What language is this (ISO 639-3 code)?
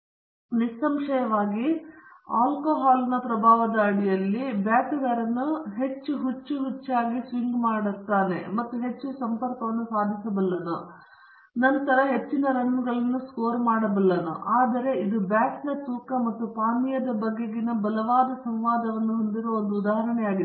kan